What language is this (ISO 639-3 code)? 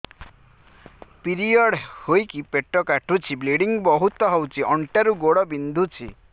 ori